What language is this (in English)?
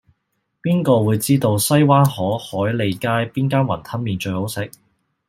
Cantonese